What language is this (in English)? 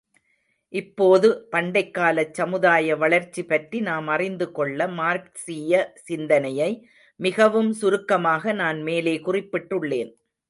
Tamil